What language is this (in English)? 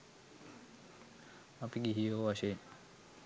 Sinhala